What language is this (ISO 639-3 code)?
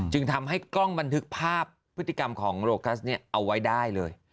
tha